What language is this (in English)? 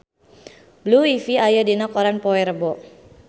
Sundanese